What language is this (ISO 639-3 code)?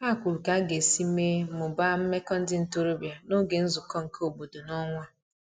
ibo